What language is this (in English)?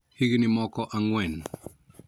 Luo (Kenya and Tanzania)